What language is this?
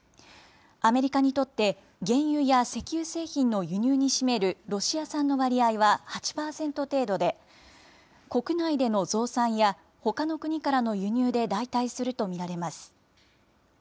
Japanese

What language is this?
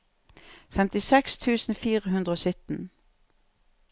Norwegian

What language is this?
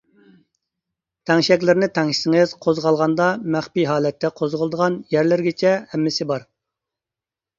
Uyghur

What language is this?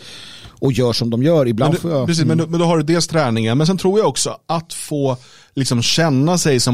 Swedish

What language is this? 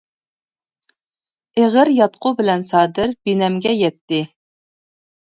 Uyghur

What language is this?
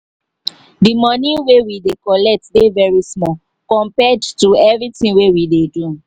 Nigerian Pidgin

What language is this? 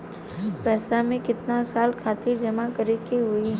Bhojpuri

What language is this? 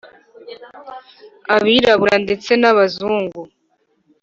Kinyarwanda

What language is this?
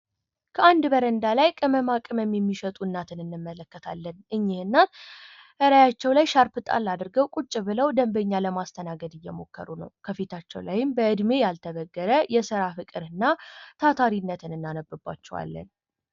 Amharic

